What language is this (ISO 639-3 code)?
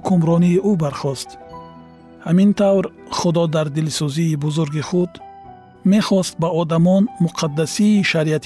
fas